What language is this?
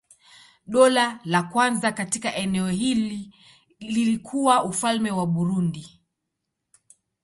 Swahili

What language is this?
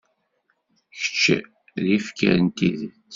Kabyle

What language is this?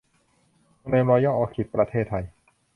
Thai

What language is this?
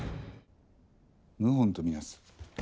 Japanese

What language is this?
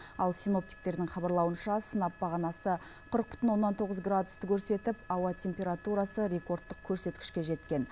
Kazakh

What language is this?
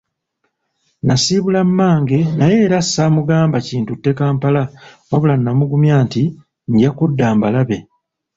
Ganda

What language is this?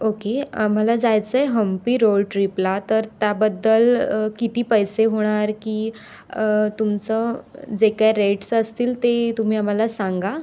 Marathi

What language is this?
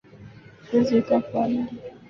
Ganda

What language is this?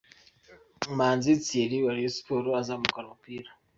Kinyarwanda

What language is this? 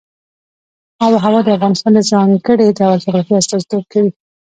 Pashto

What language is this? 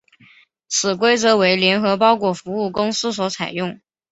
Chinese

